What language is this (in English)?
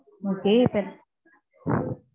Tamil